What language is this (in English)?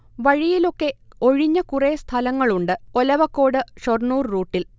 Malayalam